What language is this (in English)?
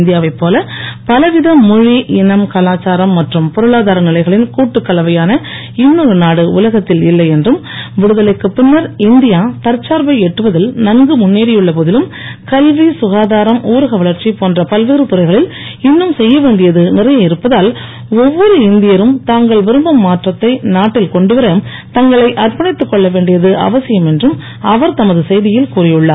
Tamil